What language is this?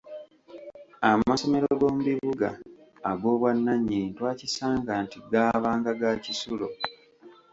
Ganda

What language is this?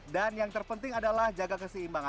Indonesian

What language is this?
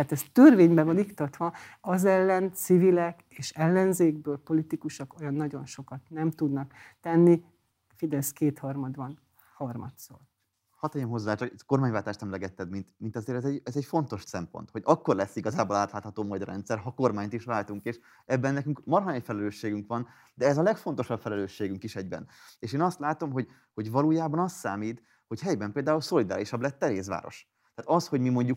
Hungarian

